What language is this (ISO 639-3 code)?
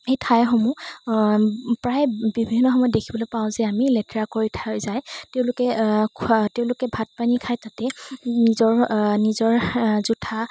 asm